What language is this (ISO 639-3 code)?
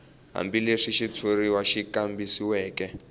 tso